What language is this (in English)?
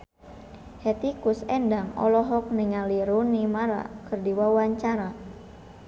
Sundanese